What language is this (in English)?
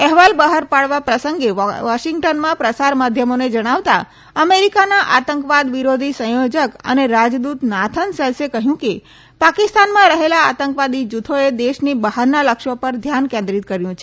Gujarati